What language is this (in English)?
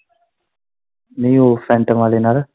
Punjabi